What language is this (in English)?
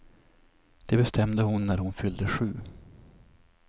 Swedish